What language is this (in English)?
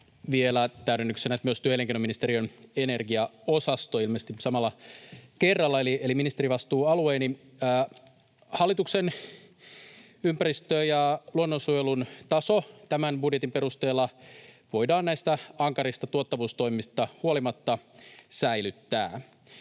Finnish